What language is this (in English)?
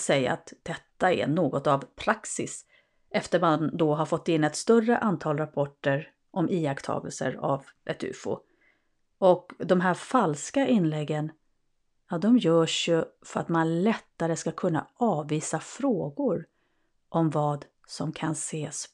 Swedish